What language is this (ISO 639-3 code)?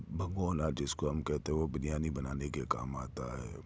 urd